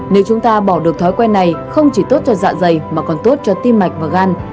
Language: Vietnamese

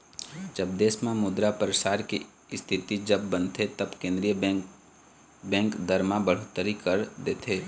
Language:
Chhattisgarhi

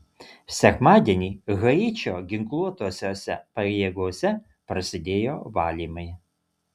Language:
Lithuanian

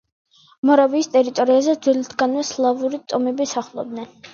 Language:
Georgian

